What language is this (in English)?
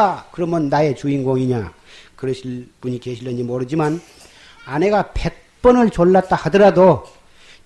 Korean